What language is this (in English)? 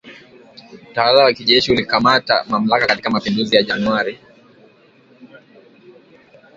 Swahili